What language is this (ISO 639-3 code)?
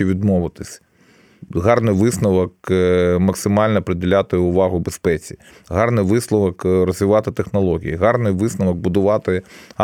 ukr